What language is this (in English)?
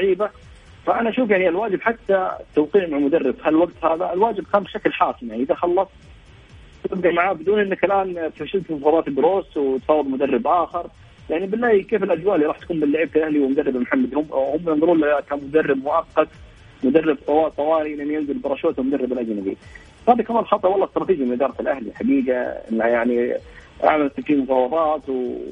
Arabic